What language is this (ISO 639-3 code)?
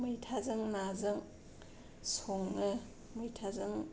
brx